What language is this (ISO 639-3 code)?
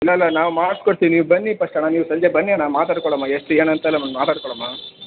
kan